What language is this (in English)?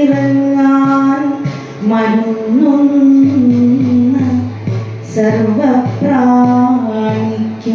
Kannada